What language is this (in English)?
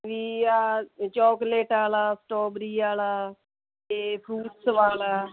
Punjabi